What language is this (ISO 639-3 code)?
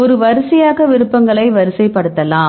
tam